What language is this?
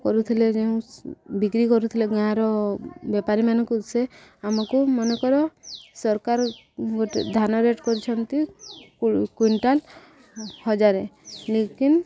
Odia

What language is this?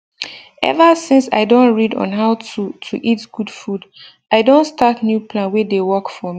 Nigerian Pidgin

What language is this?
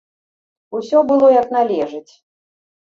Belarusian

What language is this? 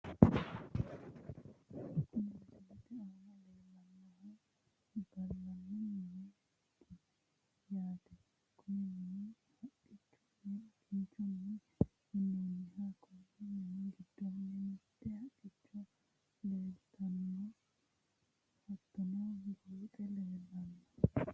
Sidamo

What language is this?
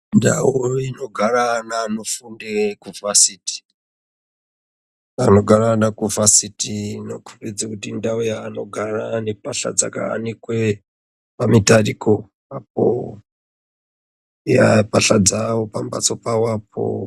Ndau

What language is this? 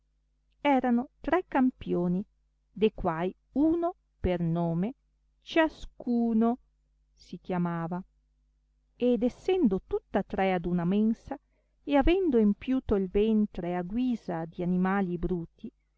Italian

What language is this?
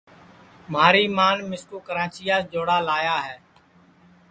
Sansi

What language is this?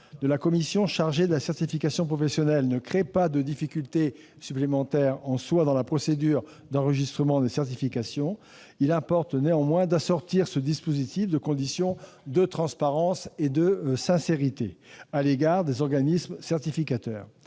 French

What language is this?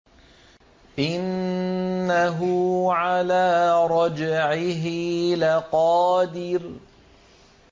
Arabic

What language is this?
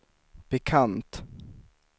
Swedish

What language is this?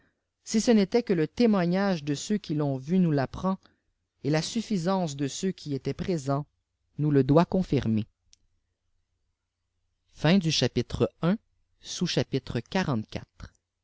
French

